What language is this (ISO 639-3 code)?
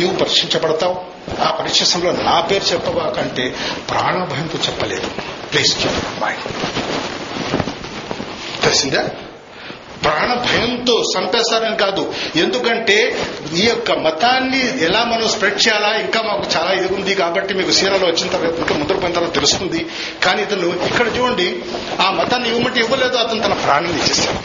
tel